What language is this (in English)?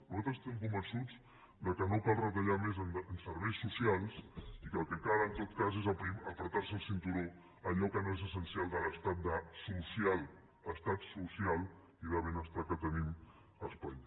Catalan